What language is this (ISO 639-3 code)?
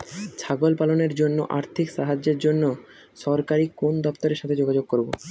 ben